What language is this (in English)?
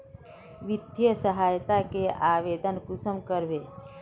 Magahi